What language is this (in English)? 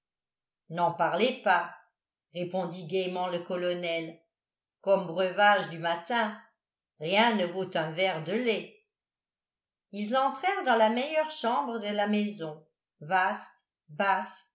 French